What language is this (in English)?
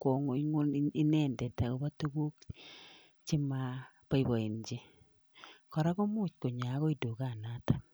Kalenjin